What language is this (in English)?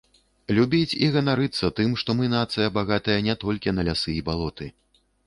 Belarusian